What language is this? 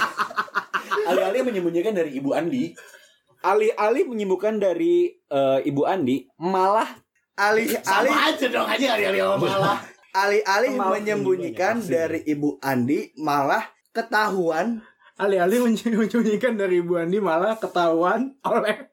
Indonesian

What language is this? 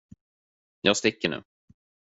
Swedish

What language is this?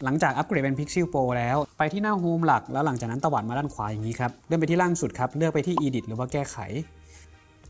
Thai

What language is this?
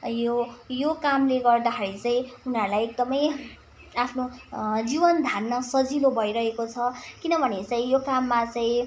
Nepali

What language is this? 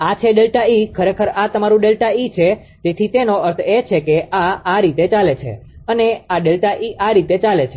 Gujarati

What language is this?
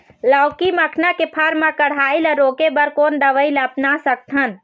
Chhattisgarhi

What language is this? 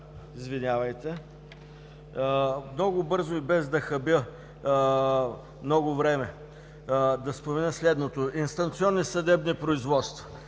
Bulgarian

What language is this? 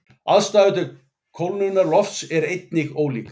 Icelandic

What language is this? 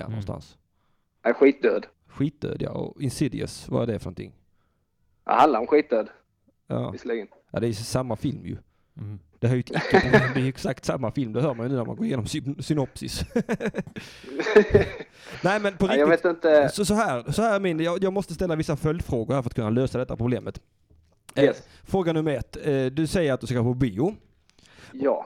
Swedish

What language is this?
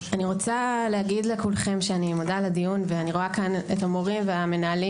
Hebrew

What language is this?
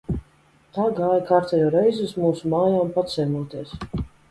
Latvian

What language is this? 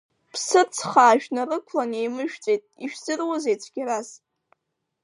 Abkhazian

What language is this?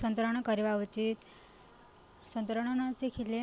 Odia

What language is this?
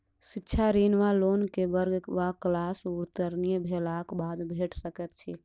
Maithili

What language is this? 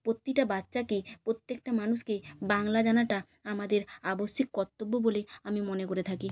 Bangla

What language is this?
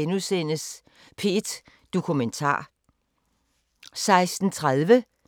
Danish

